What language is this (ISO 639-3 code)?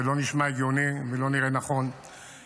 heb